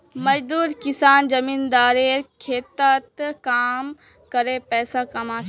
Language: Magahi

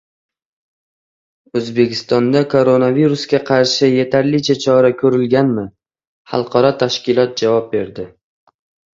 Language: Uzbek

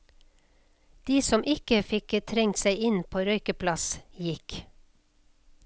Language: Norwegian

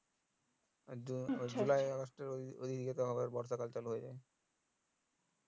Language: Bangla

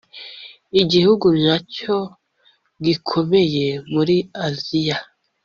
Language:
Kinyarwanda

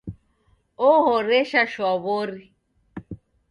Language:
Taita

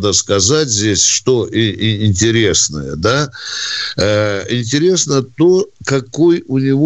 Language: Russian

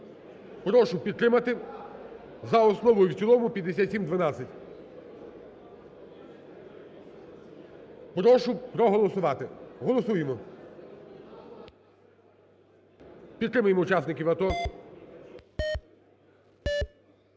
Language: Ukrainian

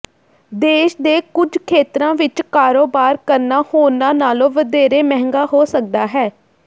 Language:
Punjabi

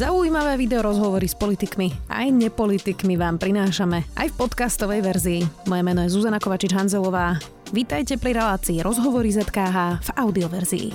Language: Slovak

